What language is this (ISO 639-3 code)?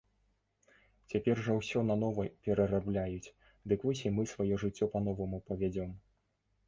bel